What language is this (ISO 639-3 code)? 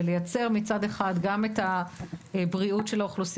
heb